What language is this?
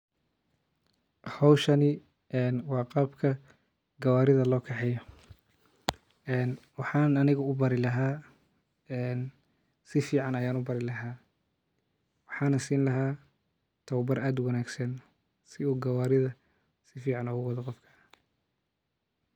Somali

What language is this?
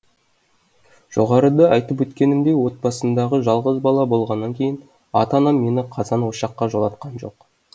Kazakh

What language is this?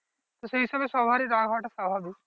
Bangla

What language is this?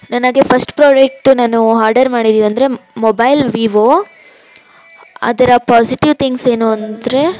Kannada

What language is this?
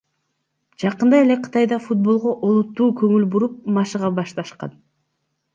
Kyrgyz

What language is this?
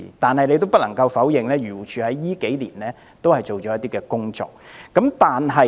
Cantonese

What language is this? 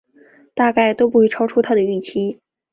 Chinese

